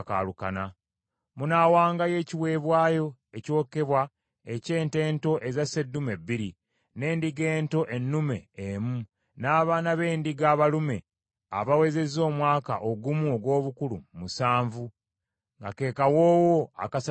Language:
Ganda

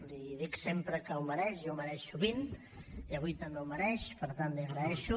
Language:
Catalan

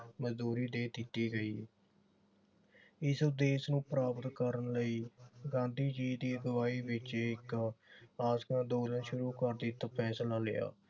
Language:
Punjabi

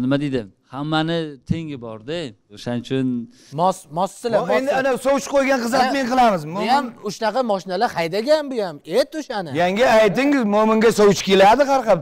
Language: Turkish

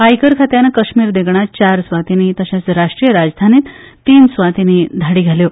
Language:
Konkani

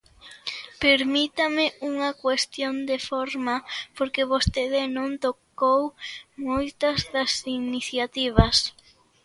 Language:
Galician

